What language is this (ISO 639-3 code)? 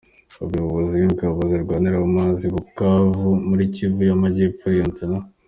kin